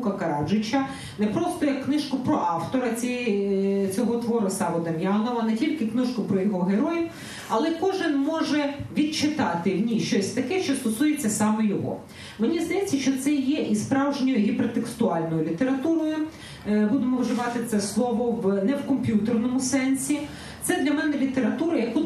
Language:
Ukrainian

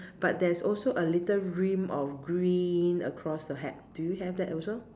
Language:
English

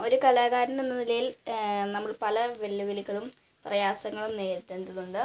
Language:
Malayalam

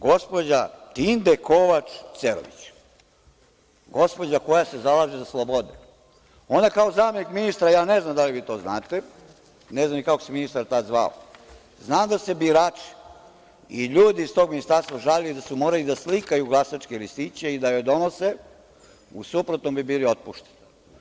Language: Serbian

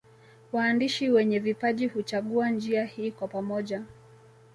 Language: Swahili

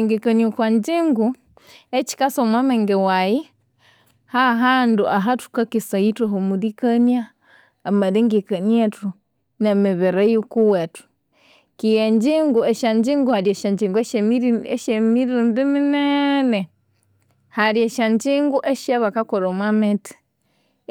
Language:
Konzo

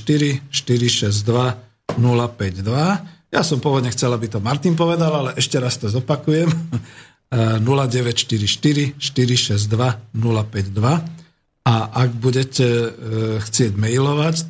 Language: Slovak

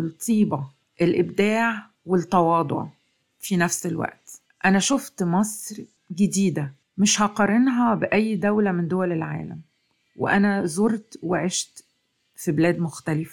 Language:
Arabic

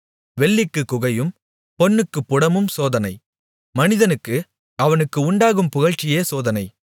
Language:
Tamil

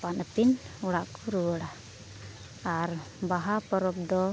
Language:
Santali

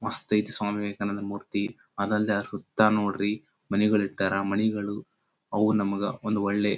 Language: Kannada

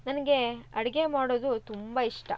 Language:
Kannada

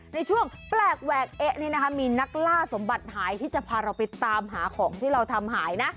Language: Thai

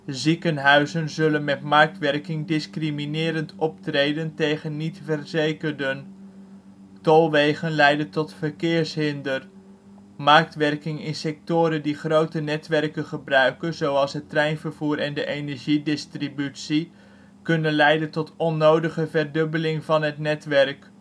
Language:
Dutch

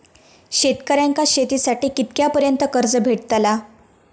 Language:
Marathi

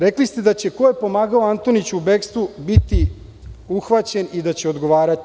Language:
Serbian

